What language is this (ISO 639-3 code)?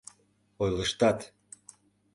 chm